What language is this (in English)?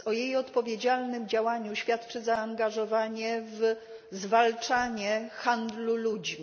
Polish